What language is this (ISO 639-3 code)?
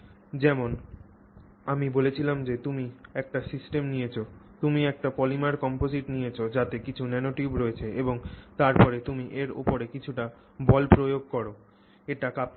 ben